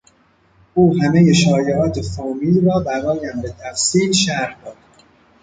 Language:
Persian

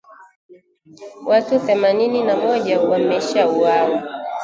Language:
Swahili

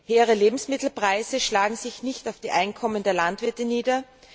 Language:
German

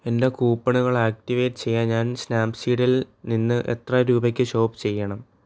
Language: Malayalam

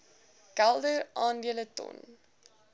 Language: Afrikaans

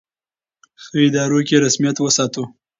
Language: Pashto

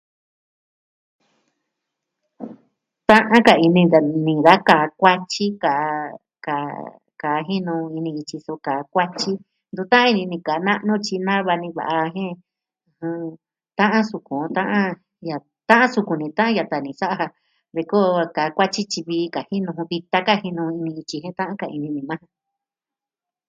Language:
Southwestern Tlaxiaco Mixtec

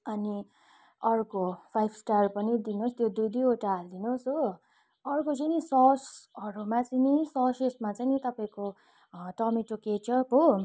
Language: Nepali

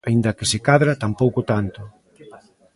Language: Galician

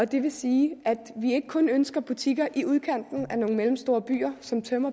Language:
Danish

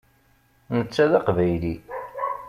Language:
Kabyle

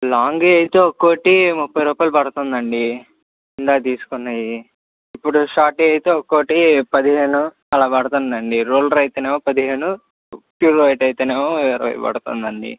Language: Telugu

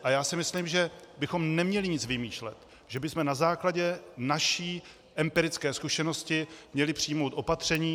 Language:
Czech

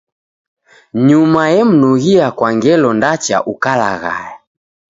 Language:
Taita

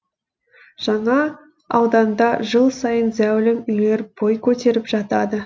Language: Kazakh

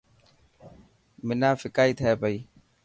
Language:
Dhatki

